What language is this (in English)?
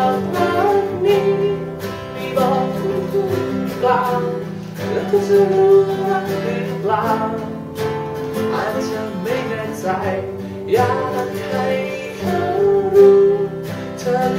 Thai